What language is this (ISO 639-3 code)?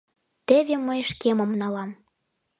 chm